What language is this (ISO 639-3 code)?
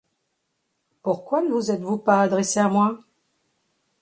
fra